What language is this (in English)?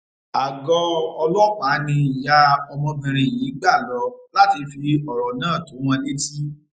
Yoruba